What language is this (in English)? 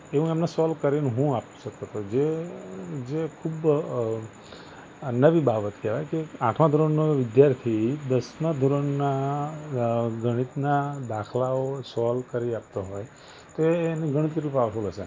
Gujarati